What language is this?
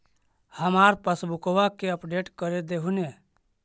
Magahi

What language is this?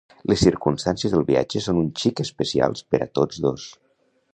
Catalan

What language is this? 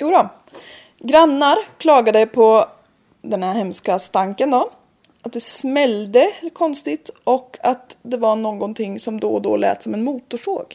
Swedish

